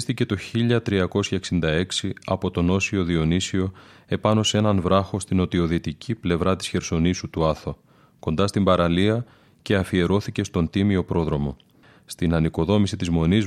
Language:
Greek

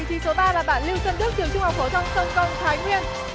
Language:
Vietnamese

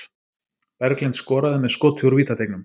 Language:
Icelandic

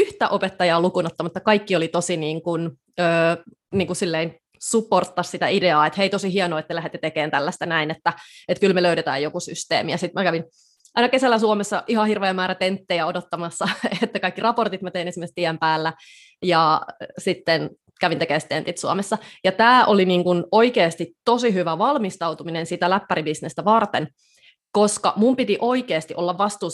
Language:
Finnish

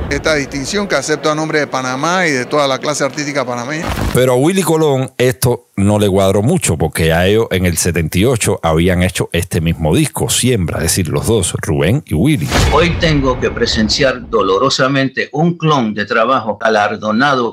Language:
Spanish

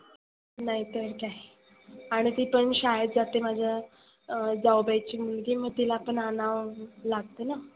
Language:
Marathi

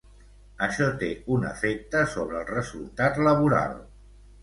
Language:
Catalan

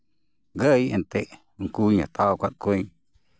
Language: Santali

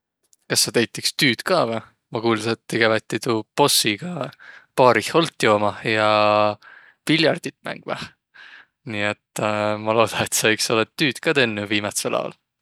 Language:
Võro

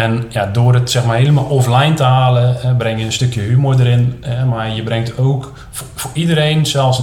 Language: Dutch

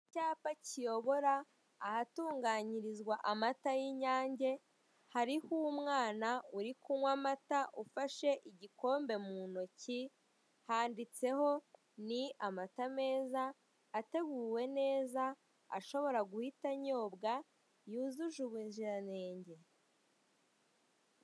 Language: Kinyarwanda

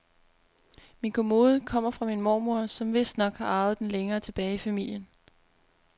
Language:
Danish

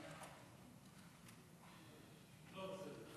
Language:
Hebrew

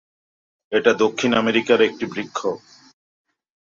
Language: Bangla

